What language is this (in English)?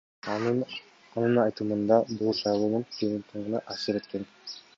Kyrgyz